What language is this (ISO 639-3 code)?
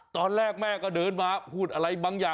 tha